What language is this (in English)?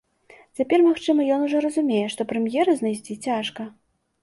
Belarusian